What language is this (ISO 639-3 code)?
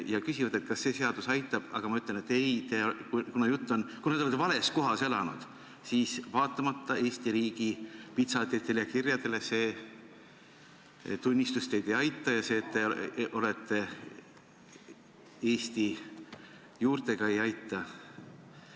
est